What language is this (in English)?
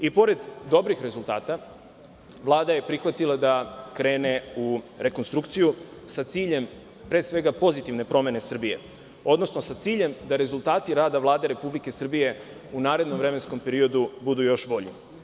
Serbian